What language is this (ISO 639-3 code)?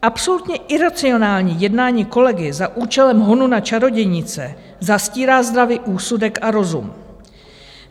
ces